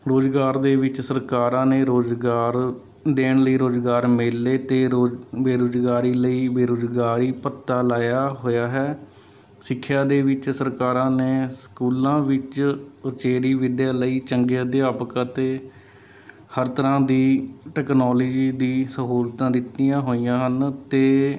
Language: Punjabi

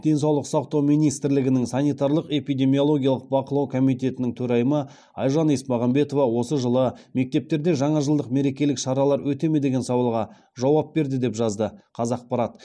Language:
Kazakh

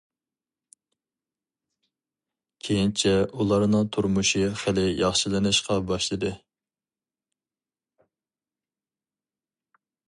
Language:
Uyghur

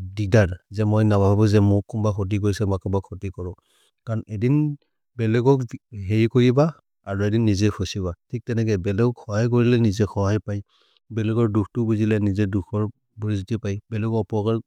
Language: Maria (India)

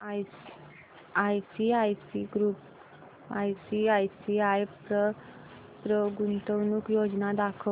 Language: Marathi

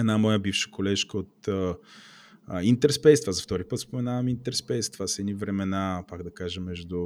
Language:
Bulgarian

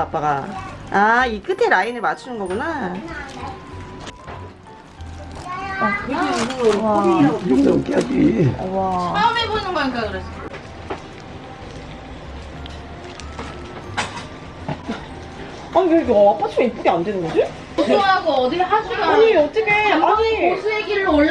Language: Korean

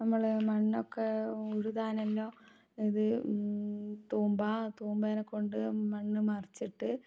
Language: Malayalam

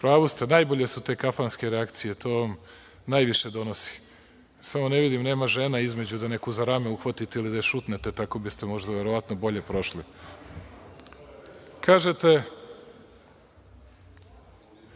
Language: Serbian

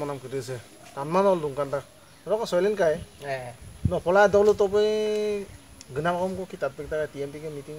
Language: Indonesian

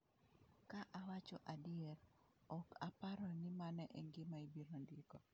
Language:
Luo (Kenya and Tanzania)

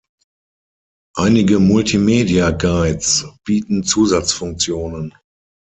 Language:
German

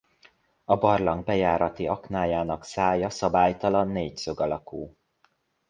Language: Hungarian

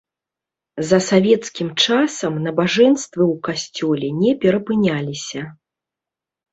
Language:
Belarusian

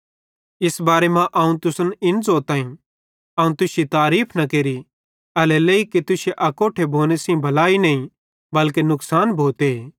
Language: Bhadrawahi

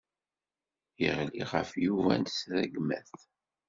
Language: Kabyle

